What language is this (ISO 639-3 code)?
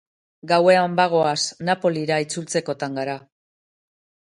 eus